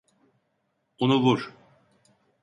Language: Turkish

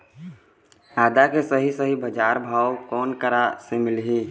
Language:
Chhattisgarhi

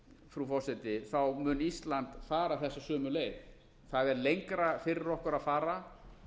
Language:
Icelandic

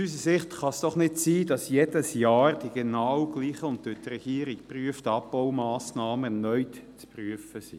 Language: Swiss German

